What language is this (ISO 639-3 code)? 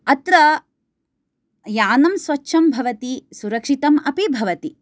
san